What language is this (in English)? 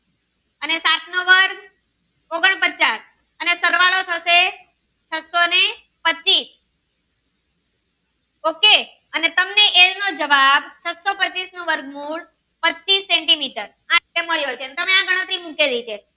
Gujarati